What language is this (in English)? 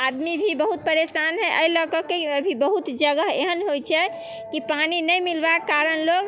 Maithili